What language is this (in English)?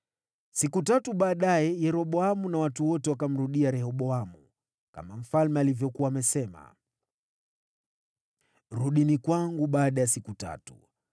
Swahili